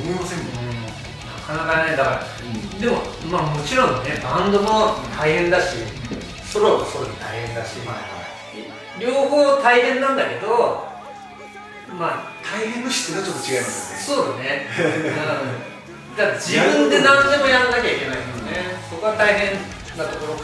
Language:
Japanese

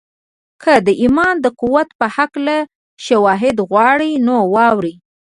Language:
Pashto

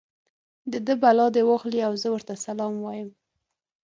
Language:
Pashto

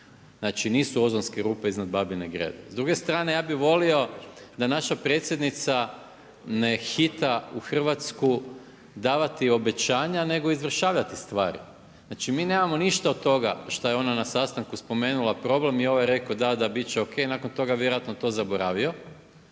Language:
Croatian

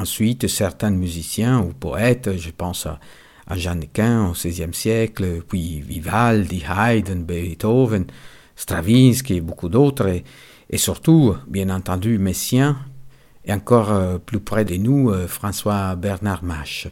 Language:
French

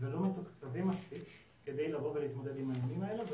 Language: Hebrew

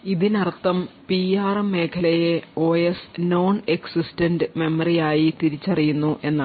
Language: Malayalam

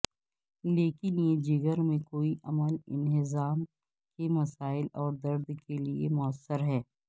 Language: Urdu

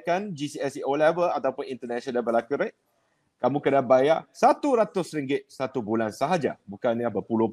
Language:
Malay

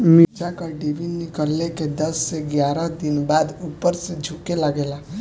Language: Bhojpuri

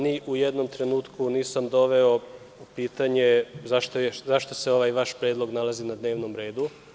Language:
Serbian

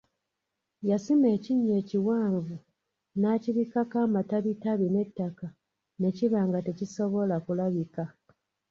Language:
Ganda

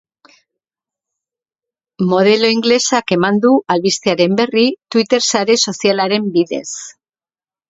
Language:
Basque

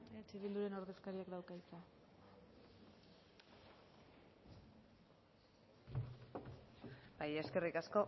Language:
Basque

